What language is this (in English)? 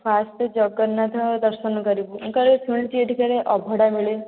Odia